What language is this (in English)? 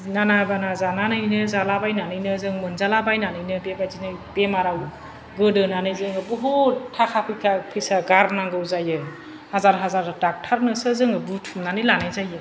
Bodo